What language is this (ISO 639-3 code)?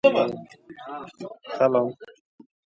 uzb